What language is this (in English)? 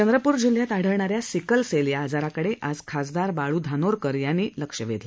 Marathi